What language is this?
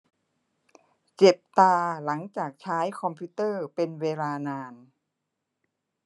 Thai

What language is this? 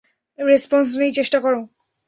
Bangla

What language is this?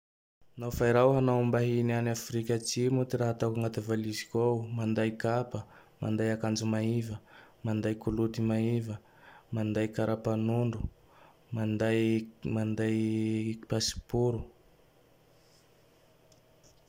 Tandroy-Mahafaly Malagasy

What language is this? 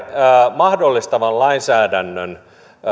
Finnish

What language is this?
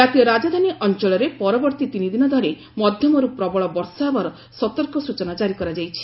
Odia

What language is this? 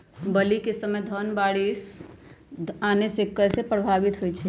Magahi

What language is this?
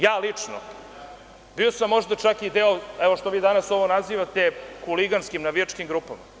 Serbian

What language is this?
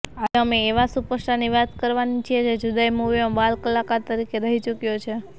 Gujarati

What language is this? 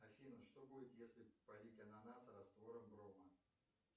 Russian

